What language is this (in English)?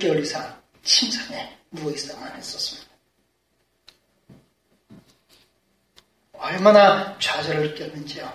Korean